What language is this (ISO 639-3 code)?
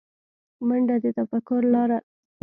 pus